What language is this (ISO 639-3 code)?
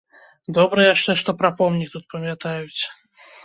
bel